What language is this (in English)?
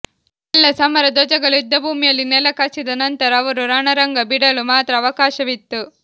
Kannada